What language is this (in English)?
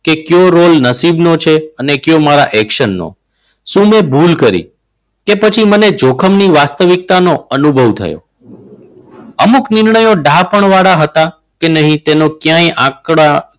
Gujarati